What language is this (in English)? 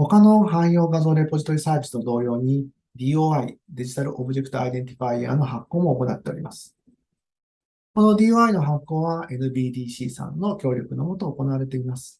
Japanese